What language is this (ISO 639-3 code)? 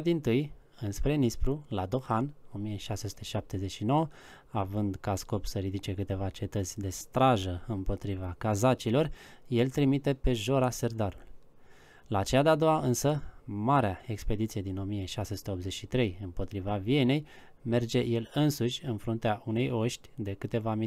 ron